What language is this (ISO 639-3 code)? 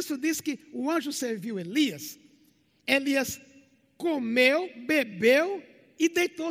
por